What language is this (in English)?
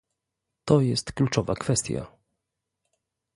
Polish